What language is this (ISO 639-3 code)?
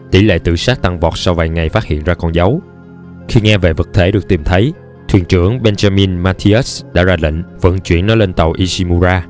vie